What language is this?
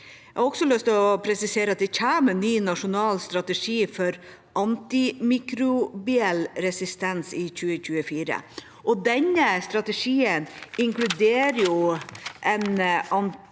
Norwegian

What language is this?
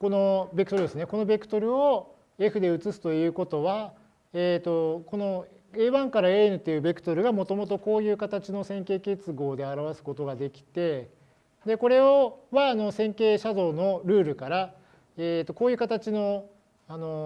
Japanese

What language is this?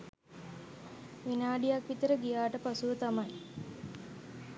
Sinhala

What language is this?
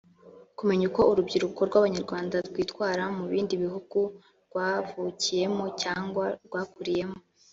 Kinyarwanda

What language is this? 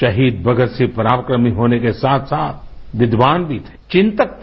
Hindi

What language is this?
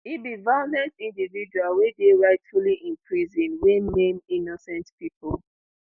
Nigerian Pidgin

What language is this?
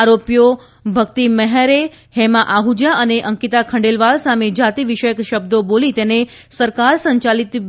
Gujarati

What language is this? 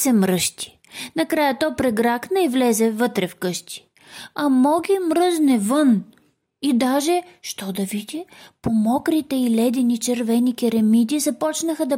Bulgarian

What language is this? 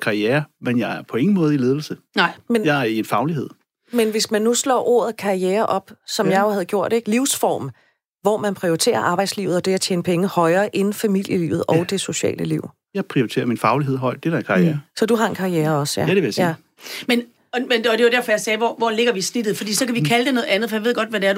Danish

